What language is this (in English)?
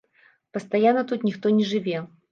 Belarusian